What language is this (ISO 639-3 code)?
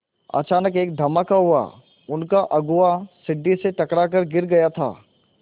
hin